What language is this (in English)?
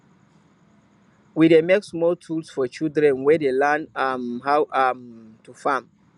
Nigerian Pidgin